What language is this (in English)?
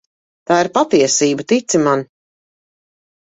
Latvian